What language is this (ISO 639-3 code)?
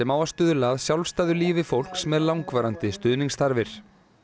isl